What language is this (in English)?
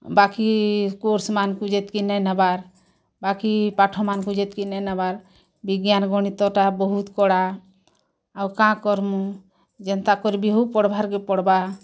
Odia